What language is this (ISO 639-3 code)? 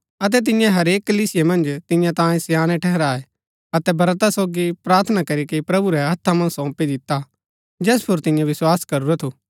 gbk